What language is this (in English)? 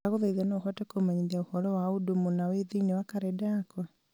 Kikuyu